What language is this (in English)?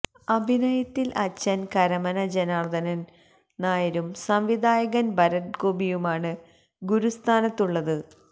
Malayalam